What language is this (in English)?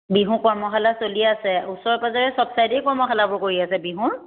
Assamese